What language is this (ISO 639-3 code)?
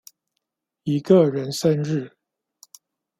zho